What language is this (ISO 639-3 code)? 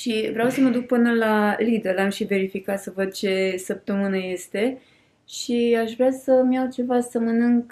ron